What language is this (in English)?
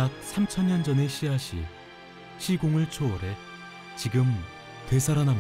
Korean